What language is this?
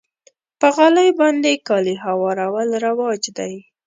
Pashto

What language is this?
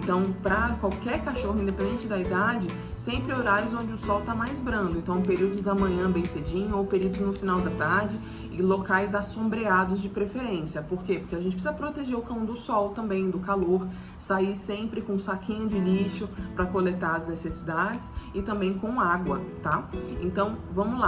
Portuguese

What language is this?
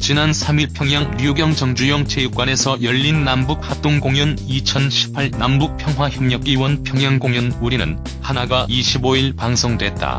Korean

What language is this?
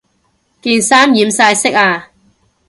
Cantonese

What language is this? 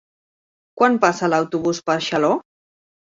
Catalan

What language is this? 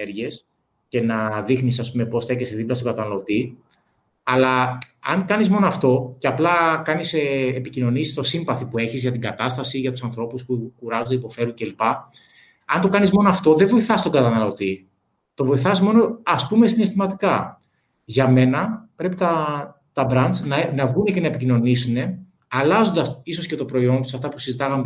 Greek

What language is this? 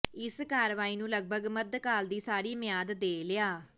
Punjabi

